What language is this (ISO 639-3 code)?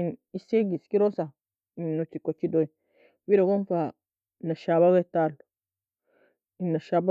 fia